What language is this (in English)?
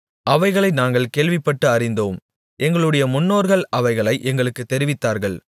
Tamil